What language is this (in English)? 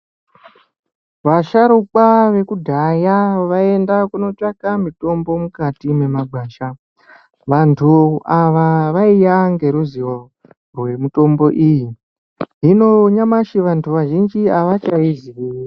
Ndau